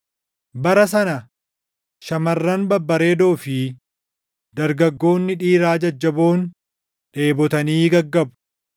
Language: Oromo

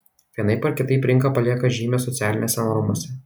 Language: Lithuanian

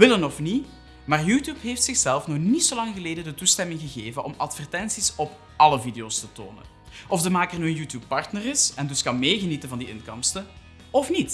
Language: Dutch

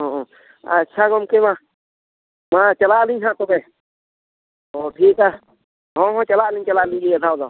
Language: Santali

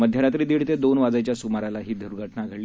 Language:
Marathi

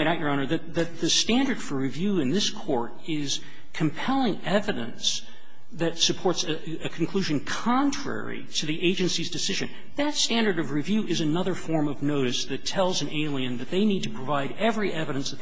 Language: English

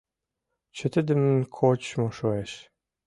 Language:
Mari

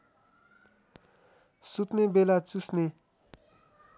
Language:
Nepali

